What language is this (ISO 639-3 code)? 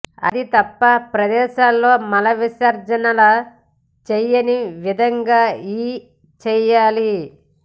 tel